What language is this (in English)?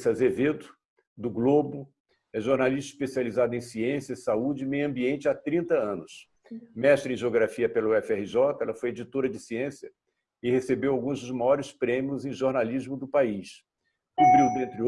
Portuguese